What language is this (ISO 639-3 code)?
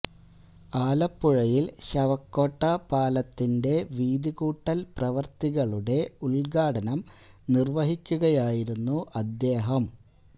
mal